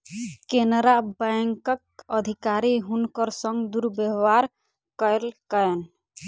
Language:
Maithili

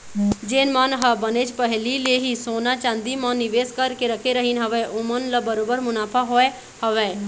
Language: Chhattisgarhi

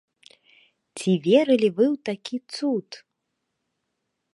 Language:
Belarusian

